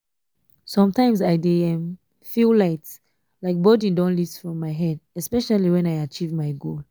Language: Nigerian Pidgin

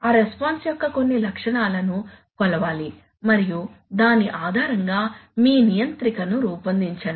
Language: Telugu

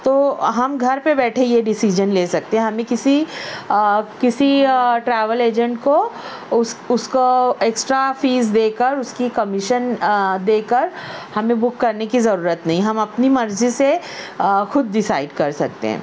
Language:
Urdu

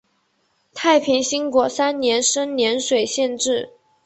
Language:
Chinese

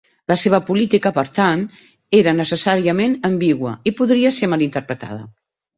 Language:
Catalan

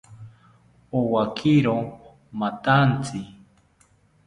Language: South Ucayali Ashéninka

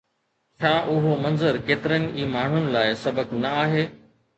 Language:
Sindhi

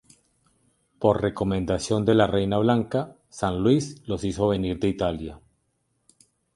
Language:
Spanish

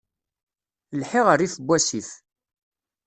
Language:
Kabyle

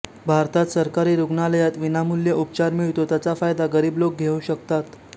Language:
Marathi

